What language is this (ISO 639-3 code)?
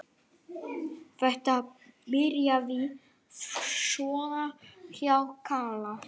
isl